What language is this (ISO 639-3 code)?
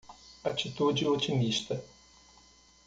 por